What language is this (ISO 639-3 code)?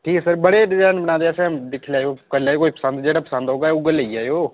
doi